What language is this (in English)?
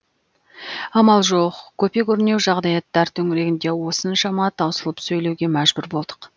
Kazakh